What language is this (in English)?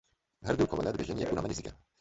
Kurdish